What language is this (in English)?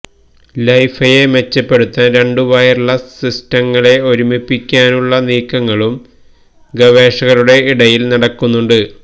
Malayalam